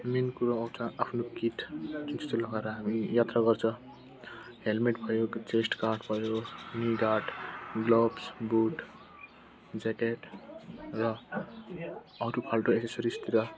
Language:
Nepali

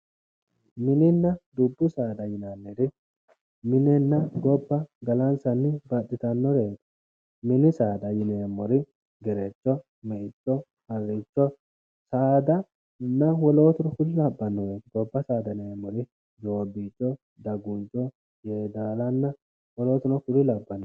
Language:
Sidamo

